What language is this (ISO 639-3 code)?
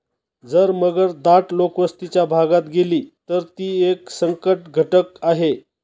mar